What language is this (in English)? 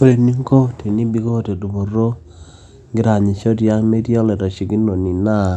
Masai